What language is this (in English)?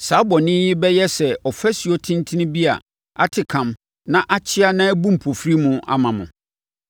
Akan